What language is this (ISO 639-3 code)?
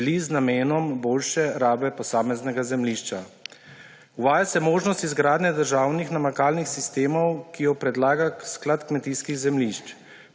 slv